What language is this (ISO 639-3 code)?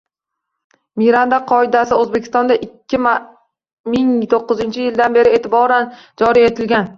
uzb